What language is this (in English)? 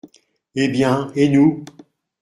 French